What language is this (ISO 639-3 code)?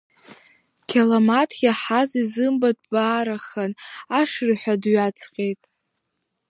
abk